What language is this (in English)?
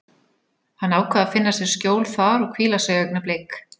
Icelandic